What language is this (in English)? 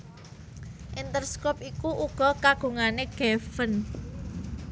Javanese